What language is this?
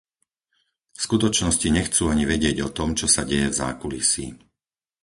Slovak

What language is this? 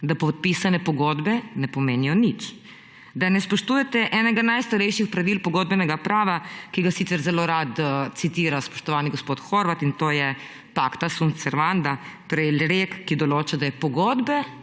Slovenian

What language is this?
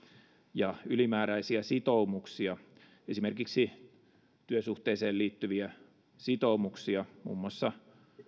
Finnish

